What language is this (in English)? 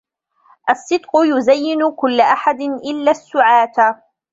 Arabic